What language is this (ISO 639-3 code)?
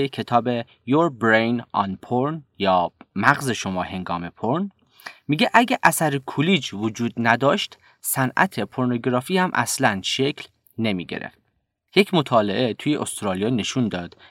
fas